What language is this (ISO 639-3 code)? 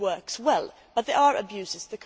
eng